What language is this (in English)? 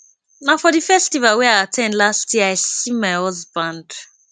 Nigerian Pidgin